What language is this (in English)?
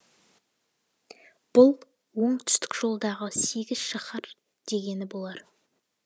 Kazakh